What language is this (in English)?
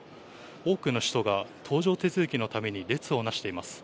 Japanese